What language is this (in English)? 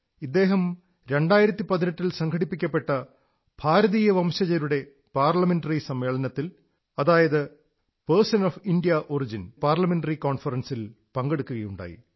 Malayalam